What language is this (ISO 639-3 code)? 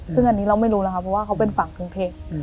tha